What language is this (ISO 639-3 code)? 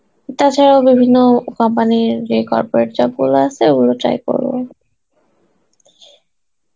ben